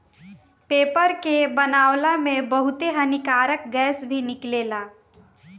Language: Bhojpuri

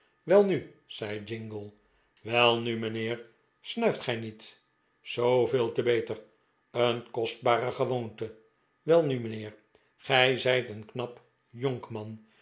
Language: Dutch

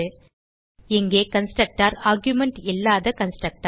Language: Tamil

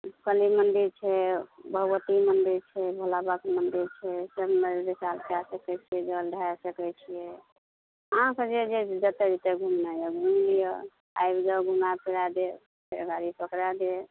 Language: Maithili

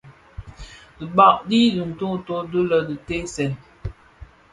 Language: Bafia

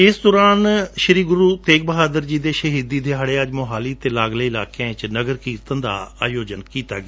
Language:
Punjabi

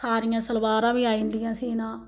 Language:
Dogri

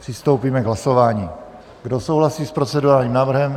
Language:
Czech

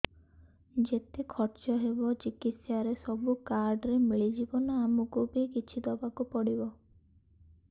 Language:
Odia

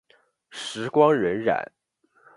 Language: Chinese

